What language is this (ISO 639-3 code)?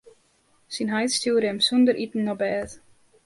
fry